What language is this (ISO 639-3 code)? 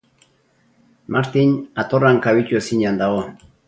eus